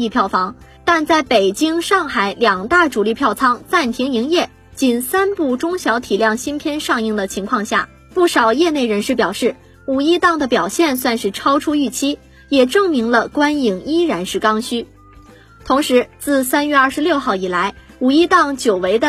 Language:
Chinese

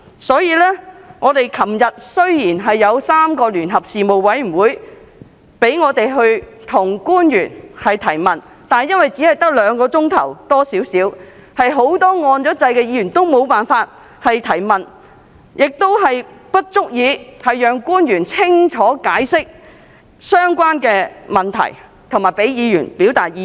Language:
Cantonese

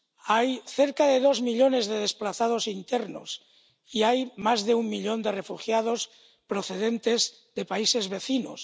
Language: Spanish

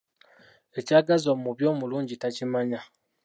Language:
Ganda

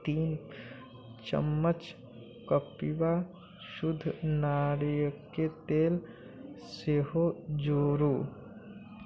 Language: Maithili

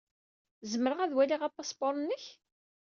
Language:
Kabyle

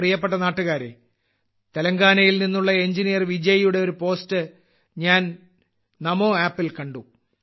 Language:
Malayalam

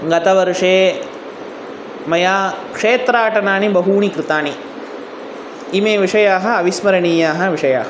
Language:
Sanskrit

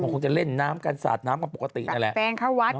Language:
Thai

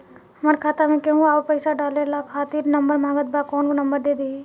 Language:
Bhojpuri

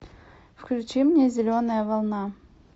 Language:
Russian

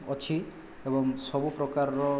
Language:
Odia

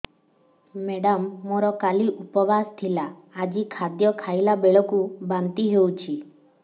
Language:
Odia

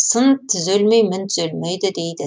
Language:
Kazakh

